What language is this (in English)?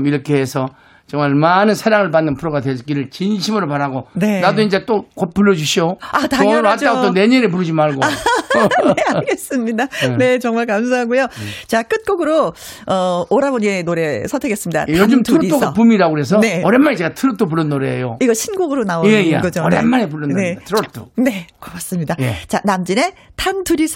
Korean